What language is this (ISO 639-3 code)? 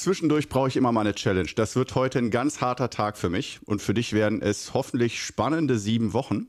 deu